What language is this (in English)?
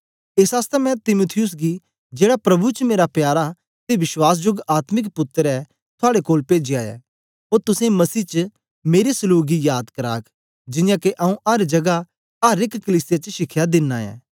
Dogri